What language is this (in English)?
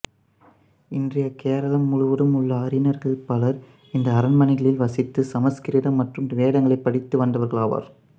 Tamil